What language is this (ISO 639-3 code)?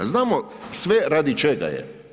hrv